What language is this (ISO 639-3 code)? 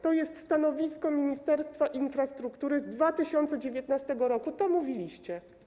pol